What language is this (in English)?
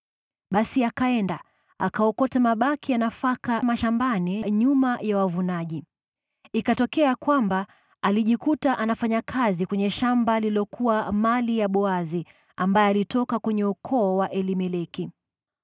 Swahili